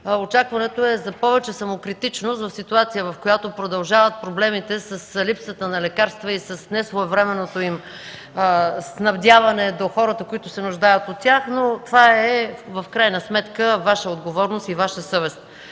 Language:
Bulgarian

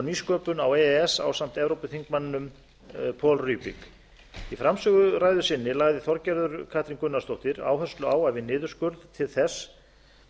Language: Icelandic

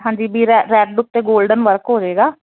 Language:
Punjabi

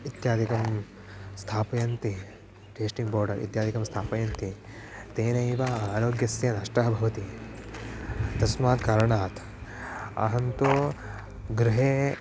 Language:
Sanskrit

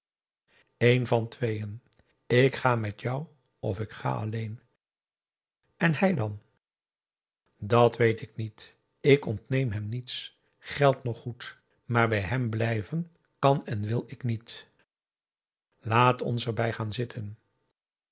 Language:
Dutch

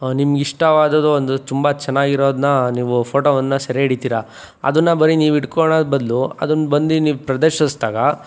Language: Kannada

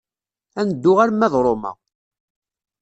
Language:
Kabyle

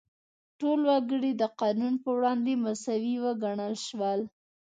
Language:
Pashto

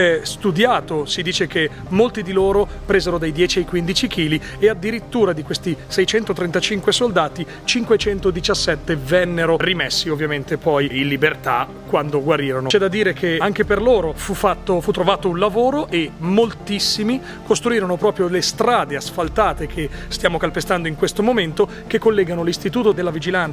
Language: Italian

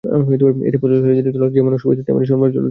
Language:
Bangla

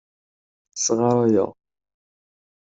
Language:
Kabyle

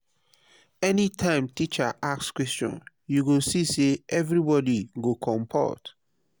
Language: Nigerian Pidgin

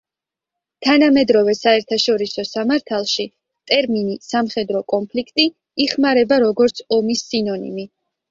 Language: Georgian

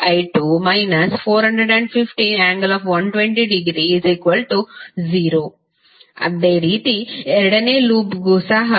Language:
Kannada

